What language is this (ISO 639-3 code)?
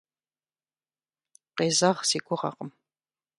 kbd